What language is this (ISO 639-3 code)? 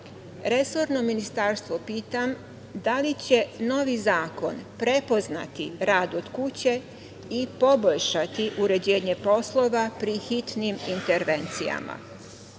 srp